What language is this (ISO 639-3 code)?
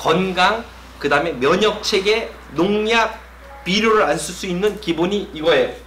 kor